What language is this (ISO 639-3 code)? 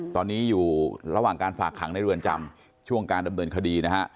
tha